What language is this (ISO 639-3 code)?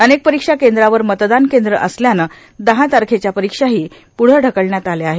mar